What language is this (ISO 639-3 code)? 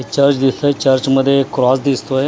mar